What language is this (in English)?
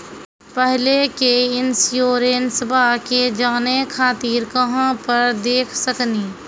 Maithili